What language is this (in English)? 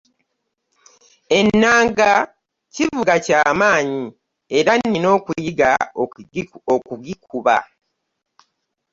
Ganda